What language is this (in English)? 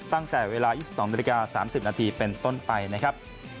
Thai